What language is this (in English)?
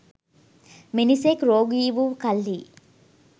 Sinhala